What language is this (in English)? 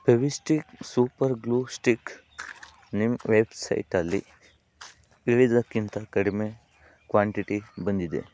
Kannada